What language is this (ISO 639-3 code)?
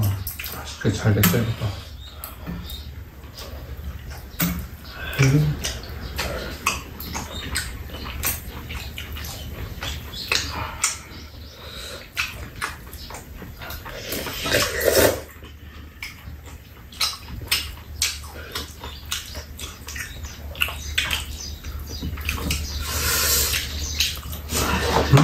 kor